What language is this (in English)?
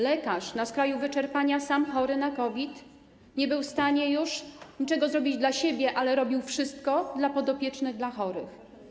Polish